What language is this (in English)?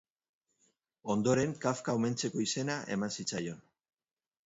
Basque